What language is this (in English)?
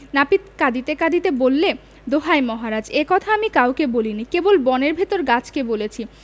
Bangla